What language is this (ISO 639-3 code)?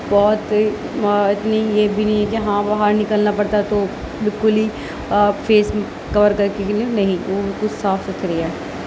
urd